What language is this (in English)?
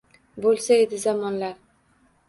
Uzbek